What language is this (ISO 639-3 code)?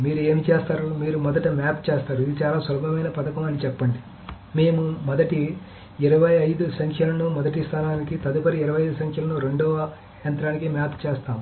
tel